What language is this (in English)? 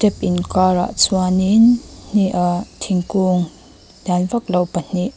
Mizo